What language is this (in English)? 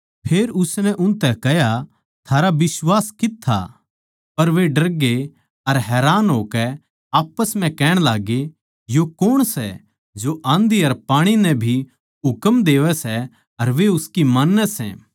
Haryanvi